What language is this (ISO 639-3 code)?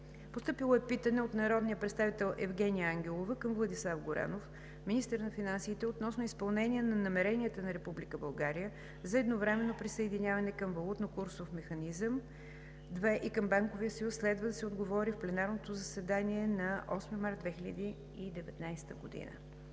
bul